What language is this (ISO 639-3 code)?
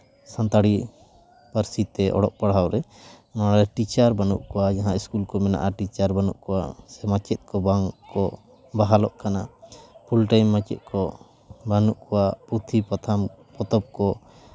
sat